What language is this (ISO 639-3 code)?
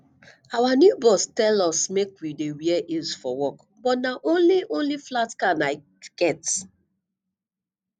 pcm